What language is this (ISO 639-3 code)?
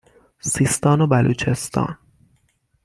fas